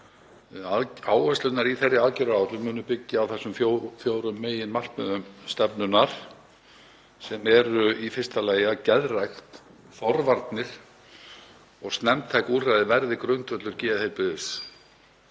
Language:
Icelandic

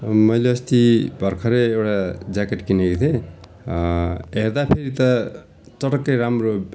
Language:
Nepali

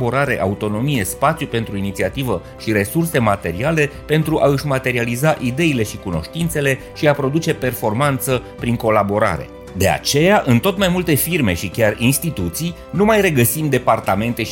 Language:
Romanian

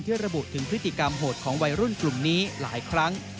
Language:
Thai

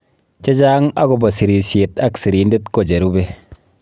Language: Kalenjin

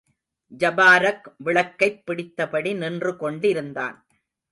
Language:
Tamil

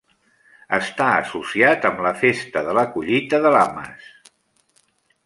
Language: Catalan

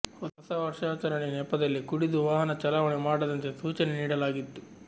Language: Kannada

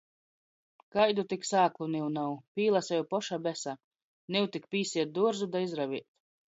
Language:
Latgalian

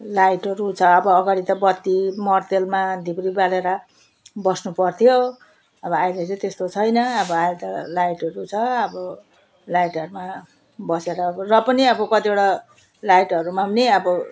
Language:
Nepali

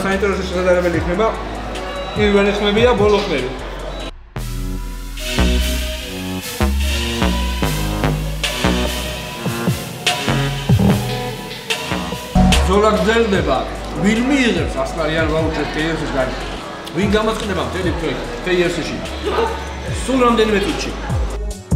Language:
Romanian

